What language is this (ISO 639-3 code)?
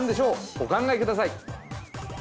jpn